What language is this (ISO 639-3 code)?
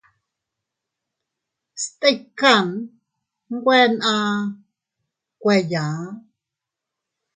cut